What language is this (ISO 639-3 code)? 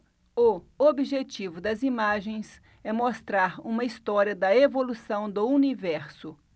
por